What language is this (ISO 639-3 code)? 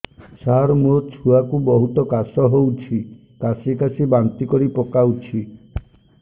ori